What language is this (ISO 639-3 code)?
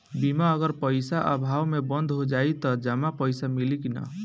bho